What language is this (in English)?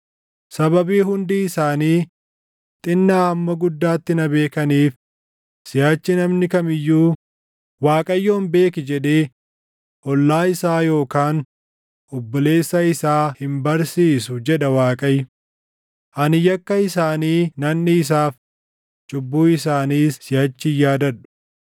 Oromo